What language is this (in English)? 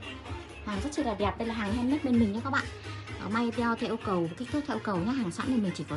Vietnamese